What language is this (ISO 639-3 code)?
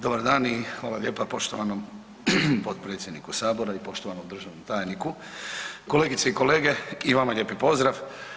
hrv